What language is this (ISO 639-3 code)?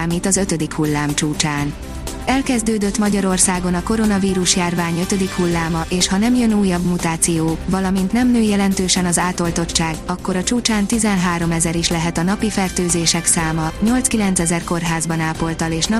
hun